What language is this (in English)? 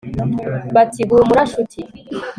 Kinyarwanda